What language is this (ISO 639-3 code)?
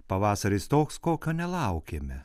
lit